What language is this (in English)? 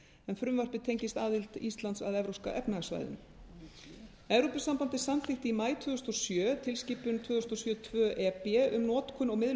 Icelandic